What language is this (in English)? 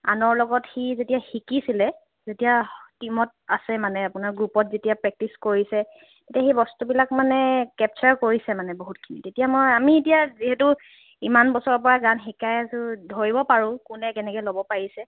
Assamese